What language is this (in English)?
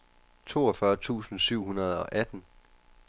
Danish